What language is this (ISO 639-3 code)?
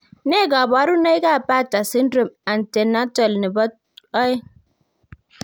kln